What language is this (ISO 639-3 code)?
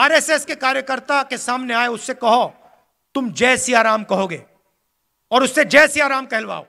hin